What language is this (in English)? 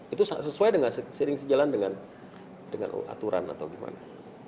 Indonesian